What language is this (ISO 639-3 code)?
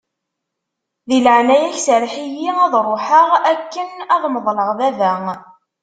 kab